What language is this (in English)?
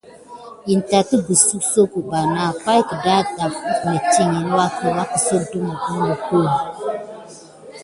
Gidar